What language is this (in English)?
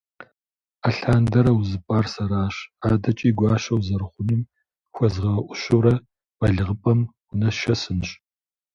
Kabardian